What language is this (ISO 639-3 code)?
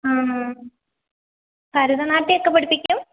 mal